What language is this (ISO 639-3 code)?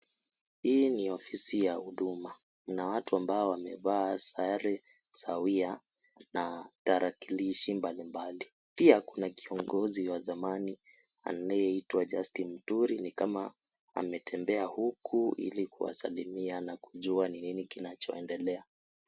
swa